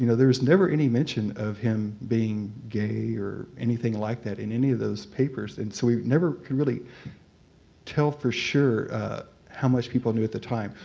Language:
English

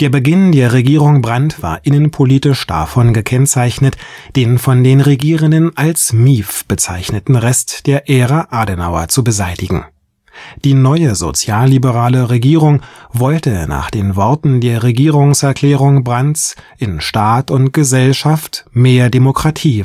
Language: German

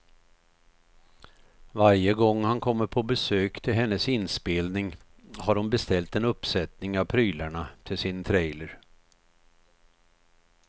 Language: Swedish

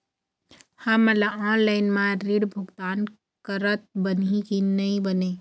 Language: Chhattisgarhi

